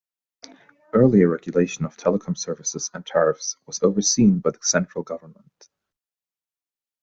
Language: English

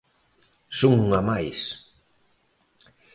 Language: Galician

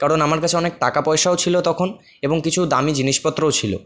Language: Bangla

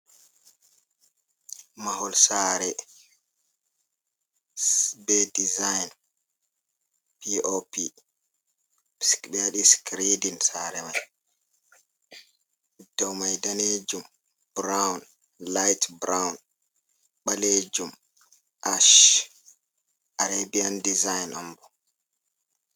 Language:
Fula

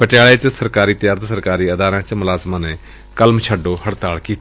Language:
Punjabi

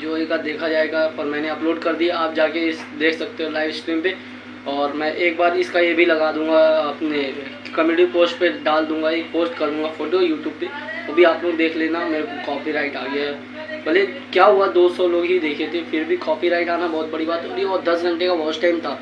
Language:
Hindi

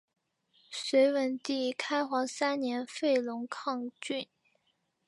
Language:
Chinese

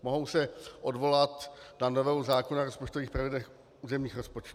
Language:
Czech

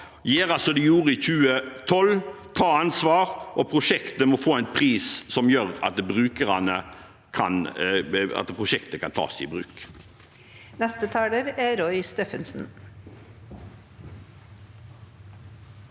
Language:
Norwegian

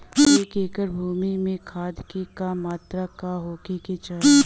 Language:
Bhojpuri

